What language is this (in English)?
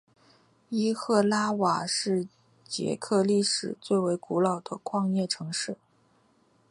Chinese